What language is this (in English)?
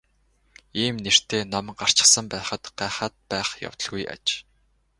Mongolian